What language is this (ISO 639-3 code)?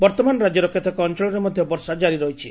ori